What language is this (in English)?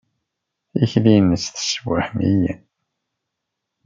Kabyle